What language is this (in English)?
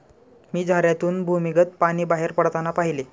Marathi